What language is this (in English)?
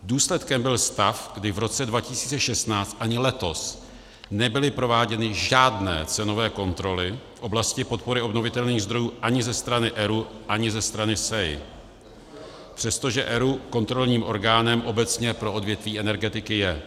Czech